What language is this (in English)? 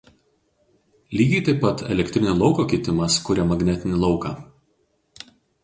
Lithuanian